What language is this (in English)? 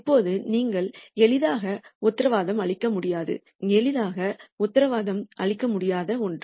Tamil